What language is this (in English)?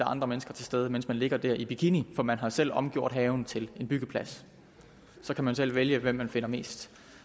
Danish